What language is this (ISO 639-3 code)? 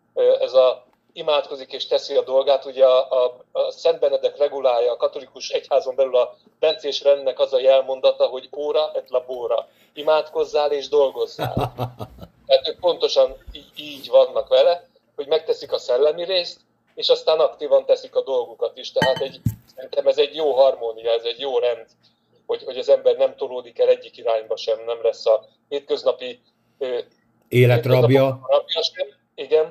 hun